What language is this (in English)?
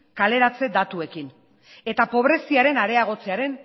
Basque